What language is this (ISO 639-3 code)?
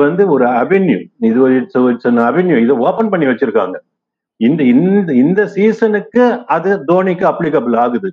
tam